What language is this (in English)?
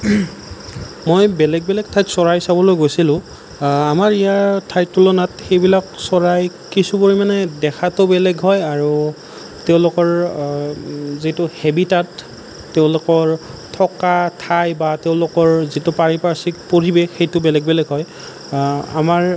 Assamese